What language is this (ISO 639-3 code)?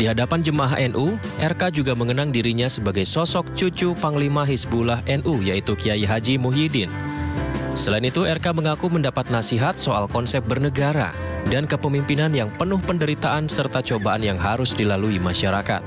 ind